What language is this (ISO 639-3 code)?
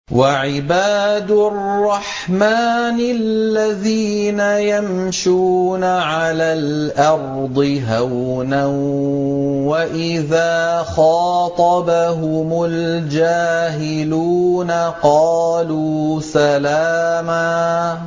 ara